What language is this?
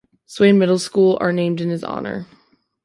English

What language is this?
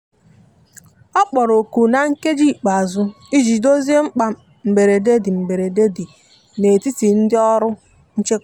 Igbo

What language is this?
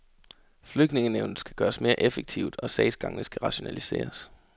Danish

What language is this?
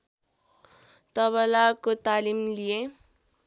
Nepali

